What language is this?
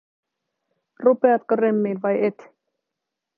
Finnish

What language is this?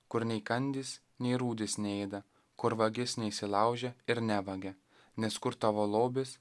Lithuanian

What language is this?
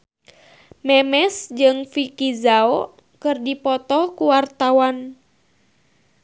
Sundanese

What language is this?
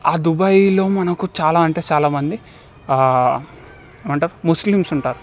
Telugu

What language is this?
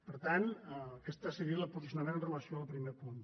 Catalan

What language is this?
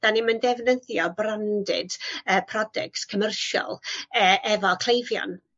Welsh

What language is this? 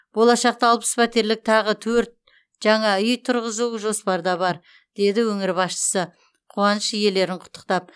Kazakh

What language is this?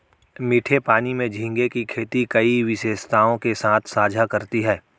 Hindi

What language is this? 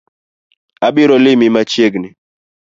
Luo (Kenya and Tanzania)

